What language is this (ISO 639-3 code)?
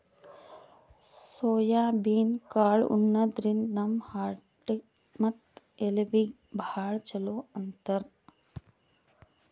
kan